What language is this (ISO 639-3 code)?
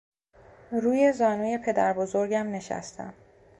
fas